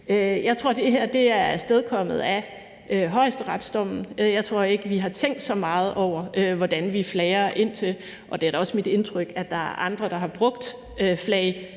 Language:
Danish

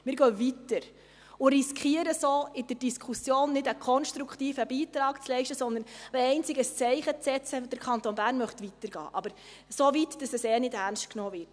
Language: Swiss German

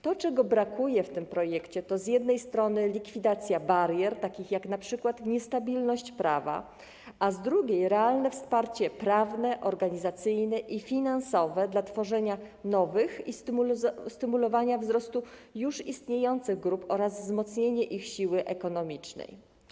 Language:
Polish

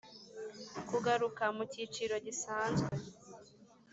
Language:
Kinyarwanda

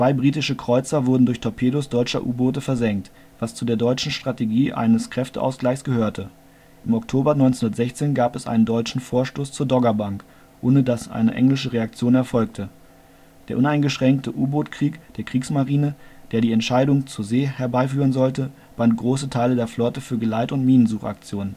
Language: German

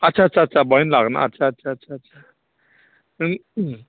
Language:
Bodo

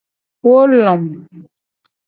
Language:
Gen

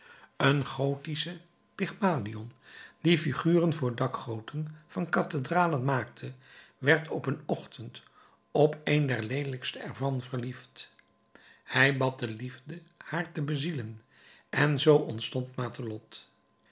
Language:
Dutch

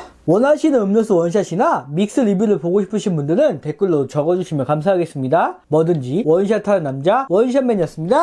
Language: Korean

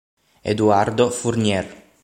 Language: Italian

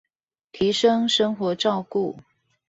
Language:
Chinese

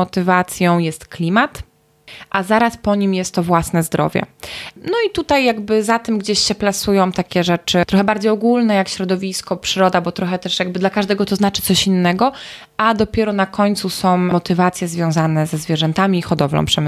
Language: Polish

